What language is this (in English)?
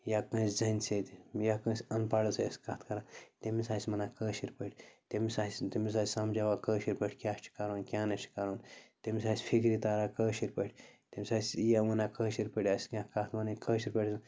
Kashmiri